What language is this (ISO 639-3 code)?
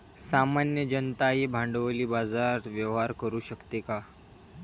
mar